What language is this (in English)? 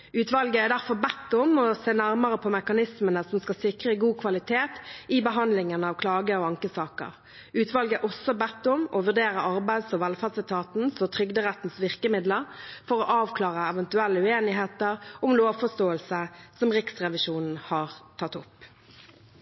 Norwegian Bokmål